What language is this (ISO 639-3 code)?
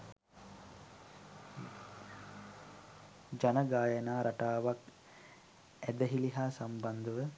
sin